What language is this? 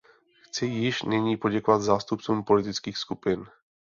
Czech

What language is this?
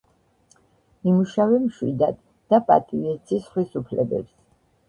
Georgian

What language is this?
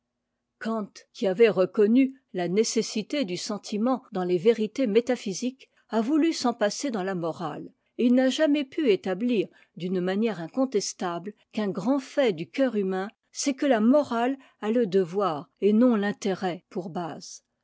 French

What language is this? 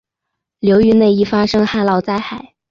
Chinese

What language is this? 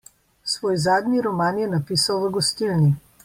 Slovenian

